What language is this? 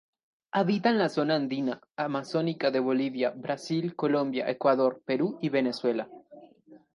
Spanish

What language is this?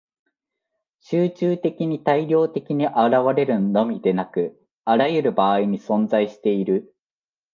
Japanese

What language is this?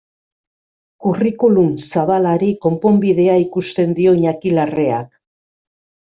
Basque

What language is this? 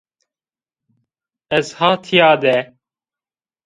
Zaza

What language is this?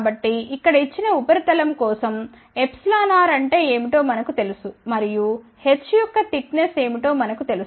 Telugu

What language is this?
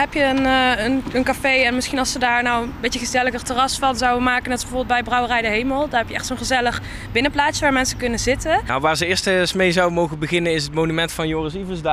Dutch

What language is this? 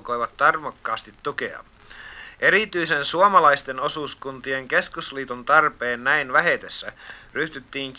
Finnish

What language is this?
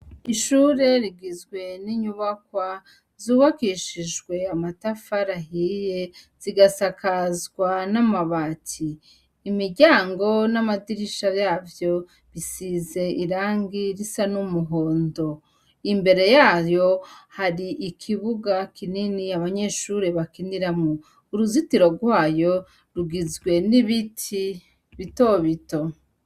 Rundi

